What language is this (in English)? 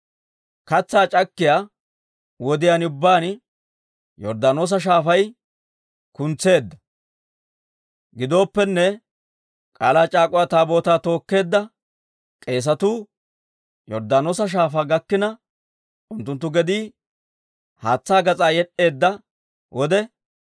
Dawro